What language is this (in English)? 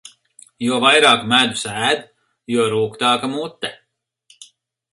Latvian